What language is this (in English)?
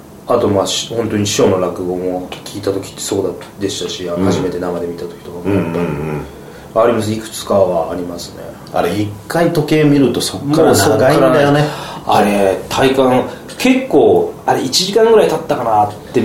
Japanese